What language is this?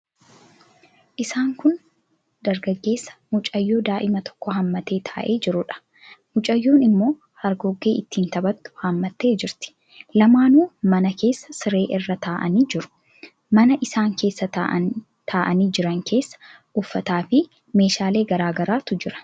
Oromo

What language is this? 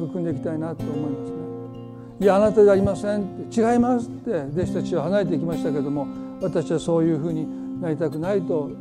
Japanese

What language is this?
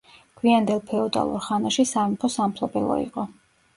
Georgian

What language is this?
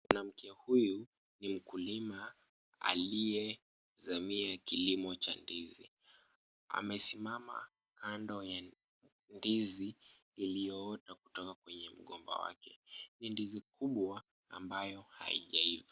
Swahili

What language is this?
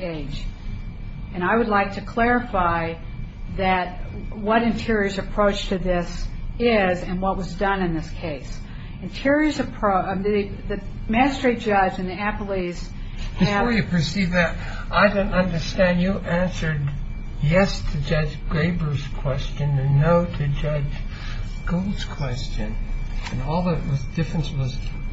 English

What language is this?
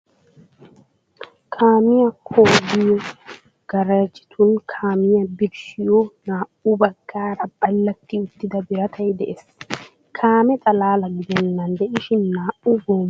Wolaytta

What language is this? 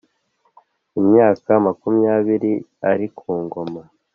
Kinyarwanda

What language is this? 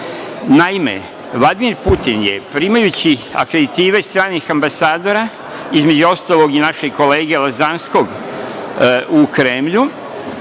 Serbian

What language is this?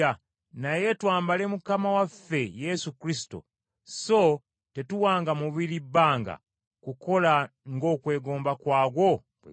Ganda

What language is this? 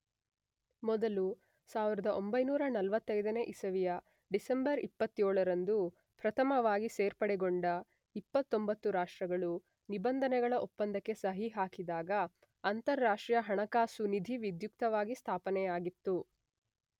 Kannada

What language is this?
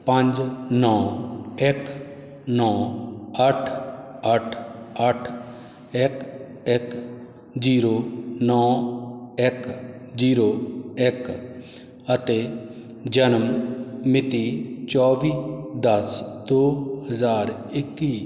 Punjabi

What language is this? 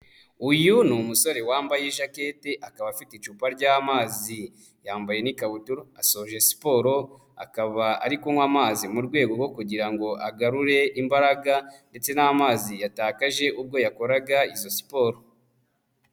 Kinyarwanda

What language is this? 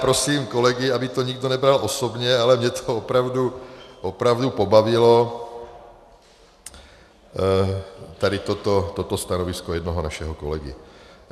Czech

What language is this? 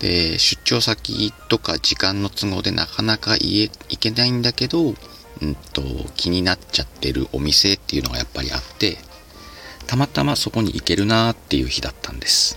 Japanese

